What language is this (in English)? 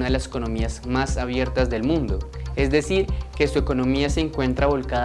Spanish